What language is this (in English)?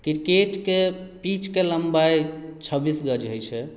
Maithili